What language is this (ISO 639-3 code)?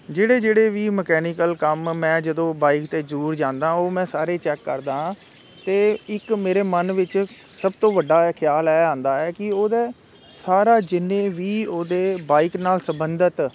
pan